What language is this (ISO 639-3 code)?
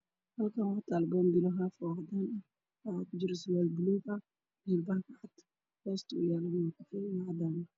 som